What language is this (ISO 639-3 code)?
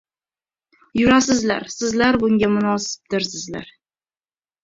uzb